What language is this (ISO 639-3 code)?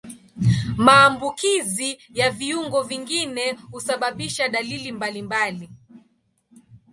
swa